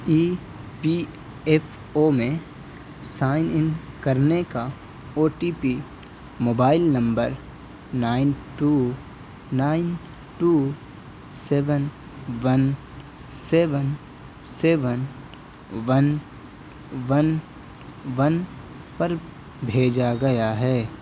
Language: Urdu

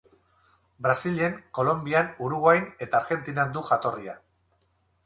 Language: Basque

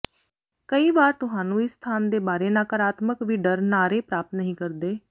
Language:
Punjabi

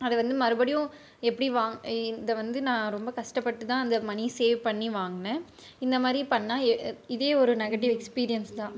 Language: Tamil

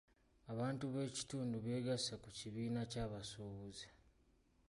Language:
Ganda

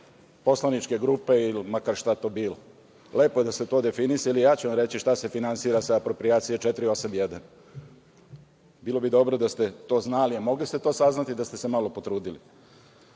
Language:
Serbian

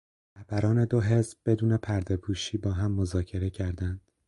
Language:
Persian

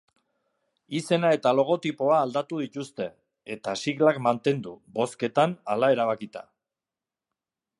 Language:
Basque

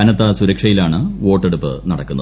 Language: Malayalam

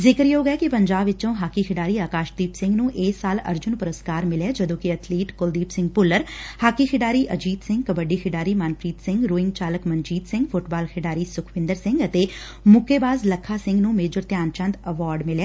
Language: Punjabi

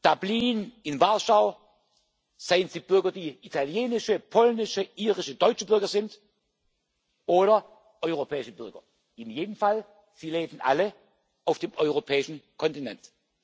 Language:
German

